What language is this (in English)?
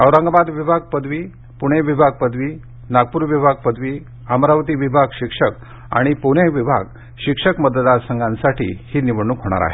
Marathi